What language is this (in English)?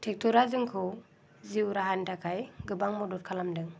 Bodo